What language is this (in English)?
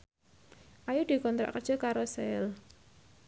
Javanese